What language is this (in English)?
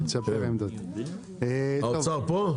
Hebrew